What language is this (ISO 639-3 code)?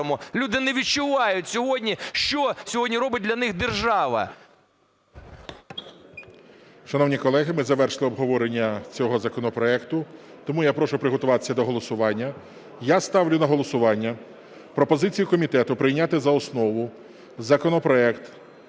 ukr